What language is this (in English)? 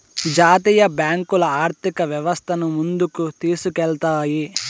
Telugu